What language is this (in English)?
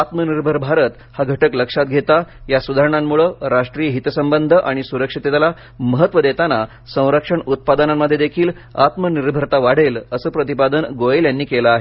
Marathi